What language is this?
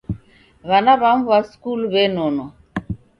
Taita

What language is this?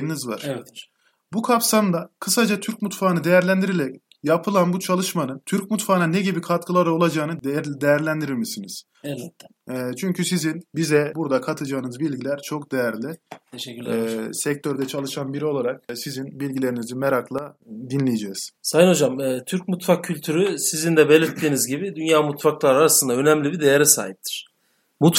Turkish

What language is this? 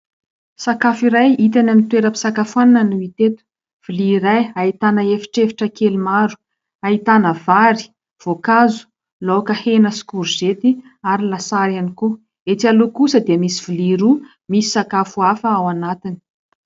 Malagasy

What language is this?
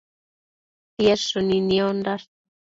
Matsés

